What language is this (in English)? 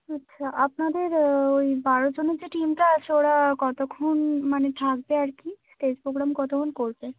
Bangla